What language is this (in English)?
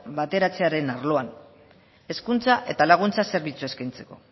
Basque